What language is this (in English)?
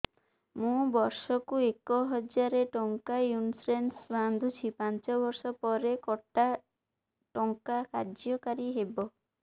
Odia